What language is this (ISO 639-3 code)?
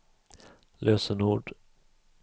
swe